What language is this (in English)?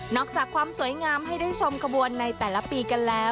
Thai